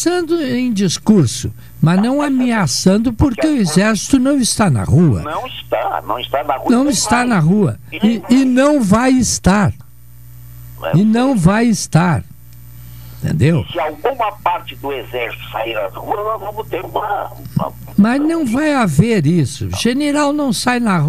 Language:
Portuguese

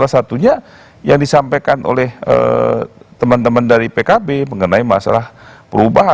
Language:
Indonesian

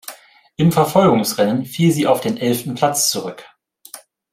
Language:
German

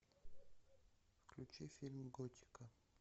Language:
Russian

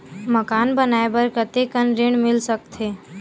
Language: Chhattisgarhi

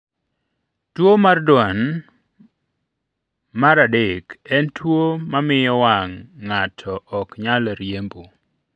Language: Luo (Kenya and Tanzania)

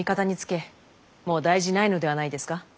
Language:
Japanese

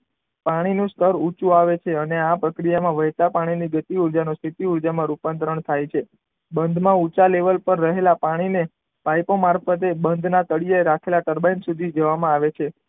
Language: Gujarati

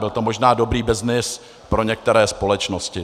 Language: Czech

